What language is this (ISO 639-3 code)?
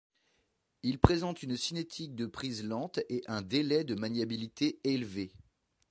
fra